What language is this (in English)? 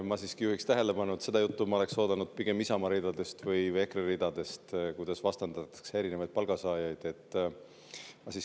Estonian